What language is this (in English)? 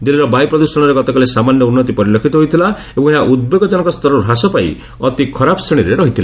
Odia